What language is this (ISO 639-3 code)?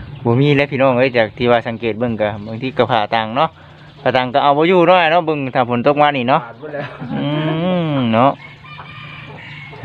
tha